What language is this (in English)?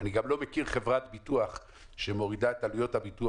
Hebrew